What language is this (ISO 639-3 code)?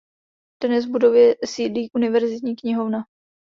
ces